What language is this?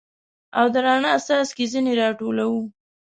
Pashto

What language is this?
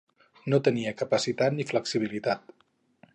Catalan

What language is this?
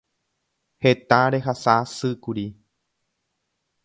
Guarani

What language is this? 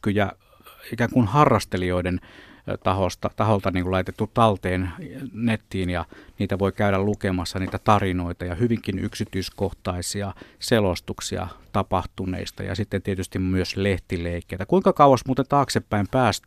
Finnish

